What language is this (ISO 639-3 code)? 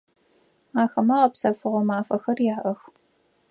ady